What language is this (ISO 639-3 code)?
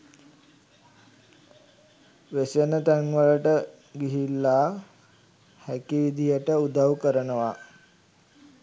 sin